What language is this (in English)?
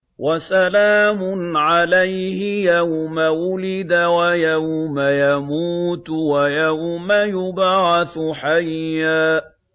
Arabic